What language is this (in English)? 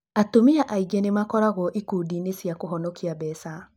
Kikuyu